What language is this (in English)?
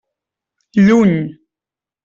Catalan